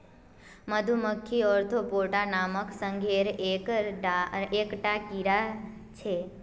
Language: Magahi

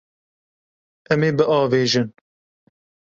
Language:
Kurdish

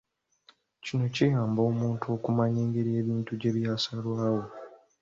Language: Ganda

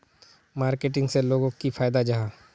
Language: Magahi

